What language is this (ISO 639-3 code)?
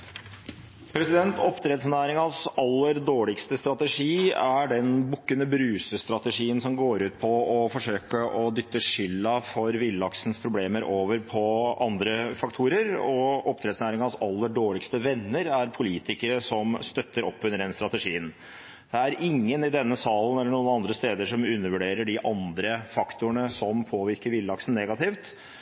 nob